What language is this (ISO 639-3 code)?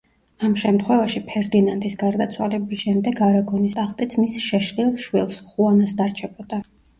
kat